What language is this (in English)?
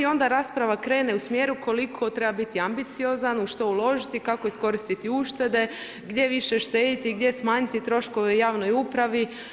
Croatian